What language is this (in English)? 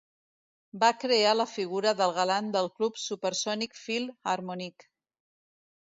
Catalan